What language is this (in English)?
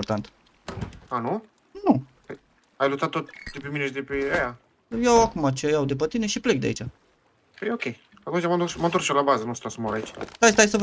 Romanian